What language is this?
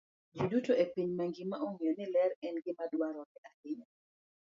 Luo (Kenya and Tanzania)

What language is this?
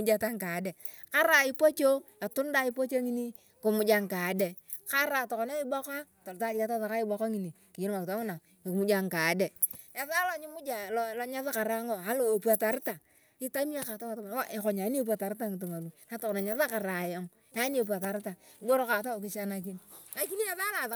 Turkana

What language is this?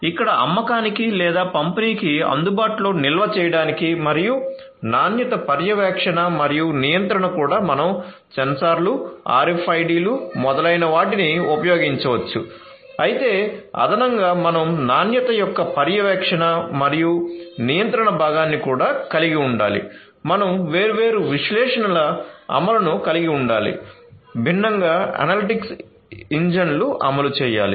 Telugu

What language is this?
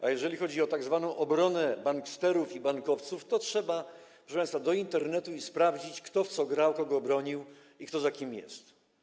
Polish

